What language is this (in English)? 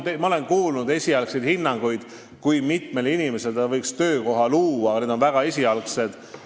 Estonian